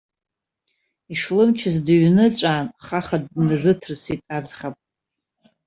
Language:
Abkhazian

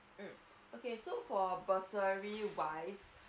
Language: English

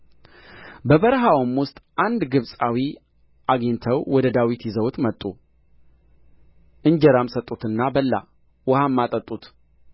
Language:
Amharic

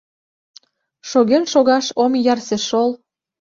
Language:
Mari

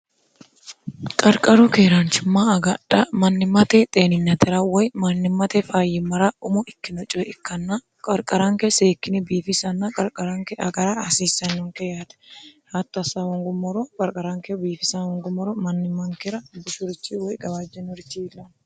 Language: Sidamo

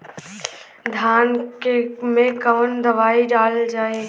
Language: Bhojpuri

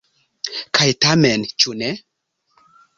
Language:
Esperanto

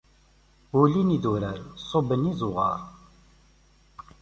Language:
Kabyle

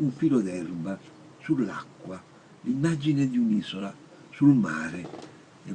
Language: Italian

